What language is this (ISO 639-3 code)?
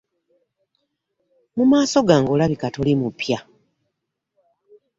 lug